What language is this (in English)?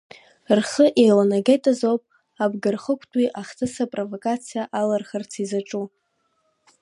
Abkhazian